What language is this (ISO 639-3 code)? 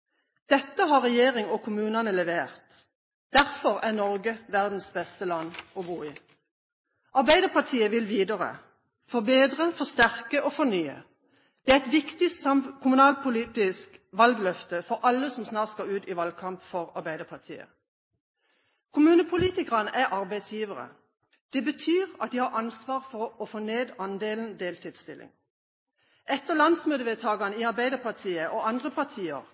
nob